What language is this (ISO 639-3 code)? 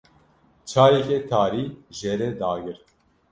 kur